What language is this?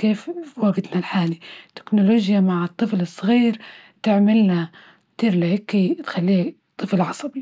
Libyan Arabic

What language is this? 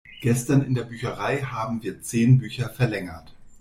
German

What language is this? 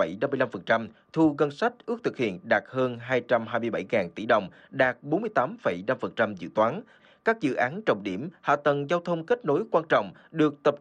Vietnamese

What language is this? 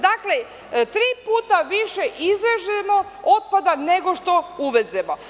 Serbian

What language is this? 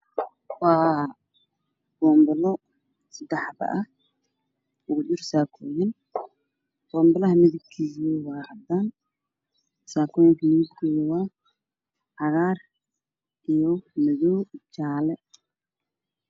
Somali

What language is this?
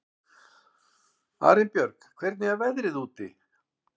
Icelandic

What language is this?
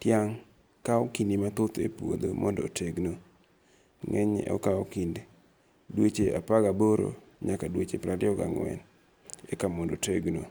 Luo (Kenya and Tanzania)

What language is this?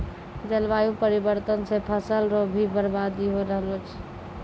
Maithili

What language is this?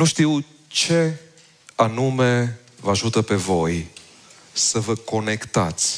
Romanian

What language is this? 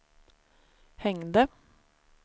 Swedish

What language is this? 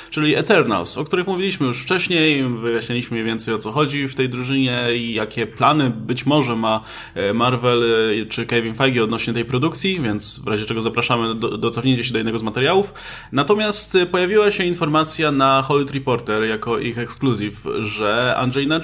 Polish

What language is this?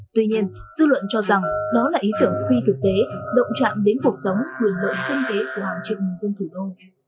Vietnamese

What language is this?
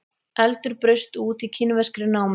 Icelandic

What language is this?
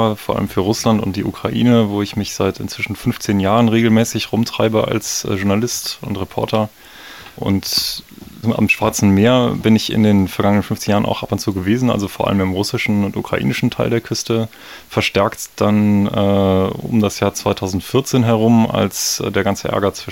German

